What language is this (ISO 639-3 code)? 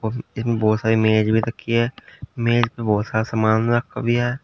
hin